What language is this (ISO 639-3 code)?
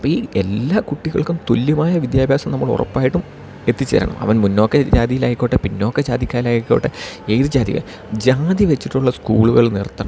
mal